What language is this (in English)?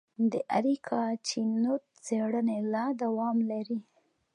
Pashto